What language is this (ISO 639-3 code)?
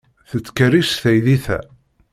kab